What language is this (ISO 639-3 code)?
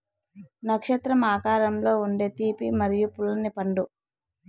tel